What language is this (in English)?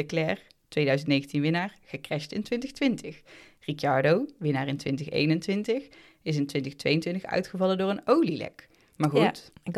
Dutch